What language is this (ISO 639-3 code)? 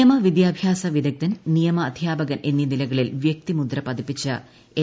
mal